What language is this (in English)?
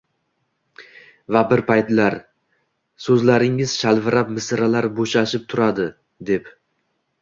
Uzbek